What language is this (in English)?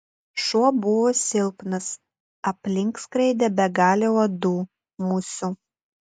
Lithuanian